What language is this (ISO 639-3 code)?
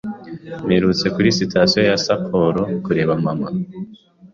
kin